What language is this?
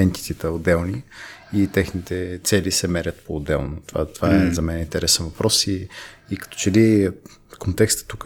Bulgarian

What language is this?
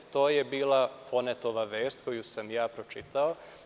Serbian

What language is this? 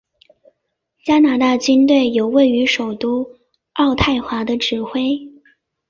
Chinese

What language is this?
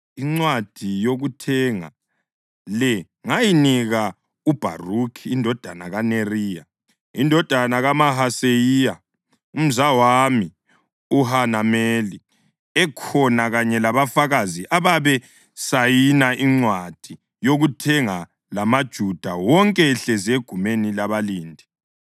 North Ndebele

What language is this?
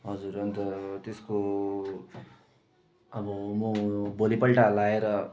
Nepali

